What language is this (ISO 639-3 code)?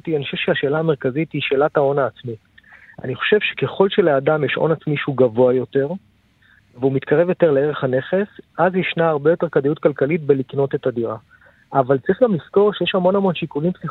heb